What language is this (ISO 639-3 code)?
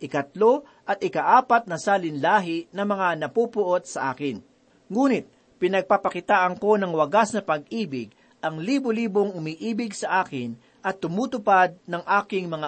fil